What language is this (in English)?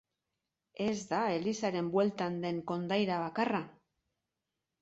Basque